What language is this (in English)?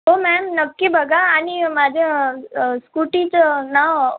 Marathi